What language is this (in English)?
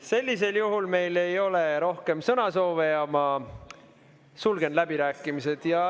Estonian